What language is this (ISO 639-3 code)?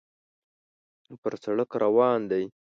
pus